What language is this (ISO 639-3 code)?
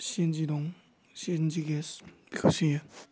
brx